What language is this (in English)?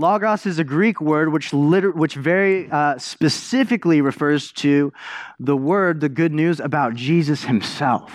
English